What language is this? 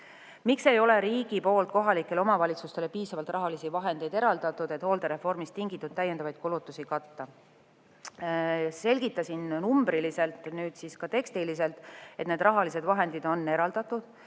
Estonian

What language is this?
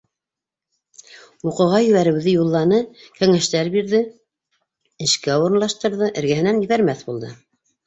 Bashkir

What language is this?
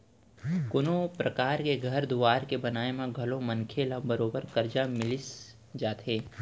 Chhattisgarhi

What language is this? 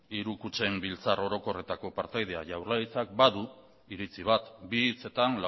Basque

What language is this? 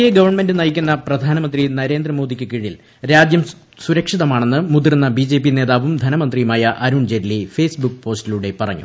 Malayalam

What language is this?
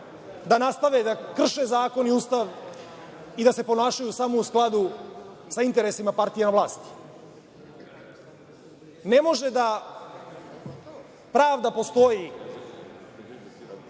Serbian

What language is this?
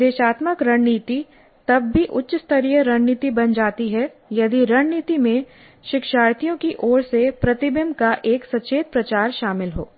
Hindi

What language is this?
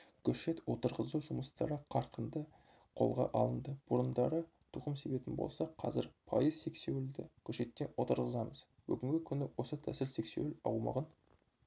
Kazakh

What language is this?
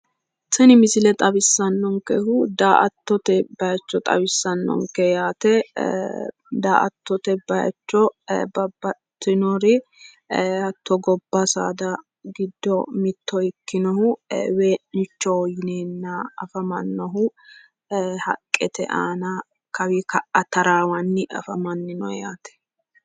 Sidamo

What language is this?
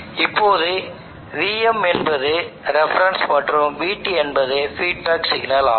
Tamil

